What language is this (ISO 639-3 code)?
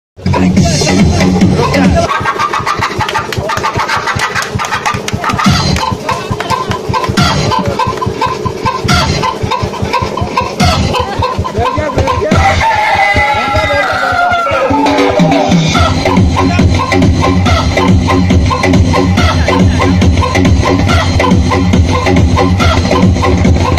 ara